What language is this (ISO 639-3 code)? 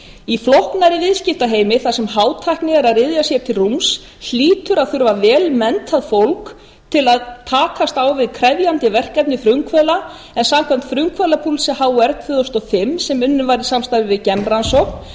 isl